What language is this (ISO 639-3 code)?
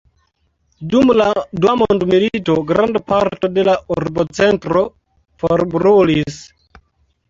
epo